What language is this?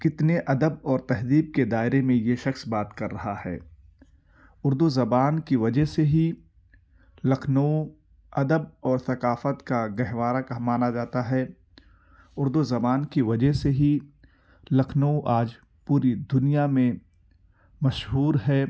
Urdu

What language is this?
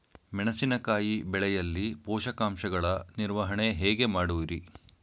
Kannada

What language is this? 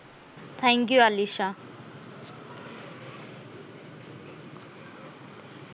Marathi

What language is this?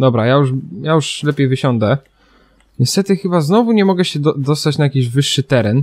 Polish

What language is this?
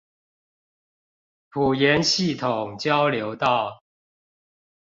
Chinese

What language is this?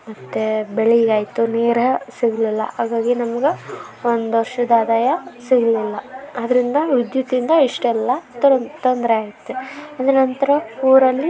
Kannada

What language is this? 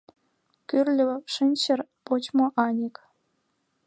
Mari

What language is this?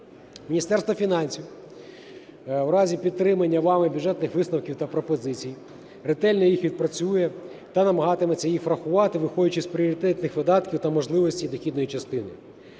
Ukrainian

